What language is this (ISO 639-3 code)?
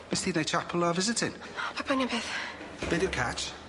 cym